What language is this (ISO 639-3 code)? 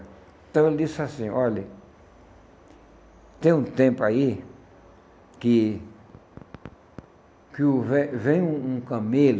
por